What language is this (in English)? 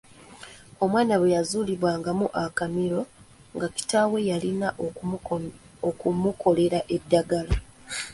Ganda